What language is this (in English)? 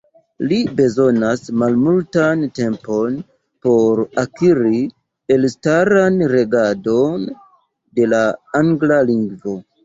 Esperanto